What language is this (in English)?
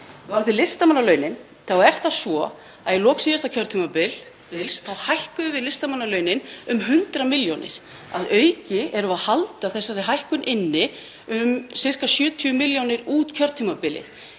Icelandic